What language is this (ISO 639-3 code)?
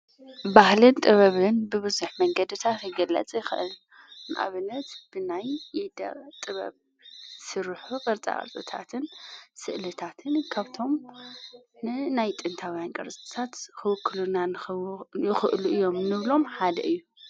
tir